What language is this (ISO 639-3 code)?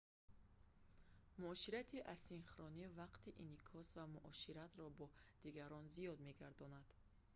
tgk